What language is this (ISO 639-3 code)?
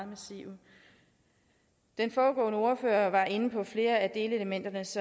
dan